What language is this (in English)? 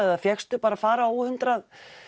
Icelandic